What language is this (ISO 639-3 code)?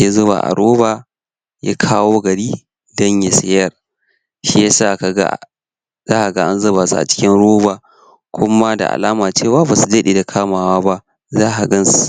hau